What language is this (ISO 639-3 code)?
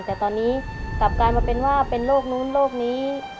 tha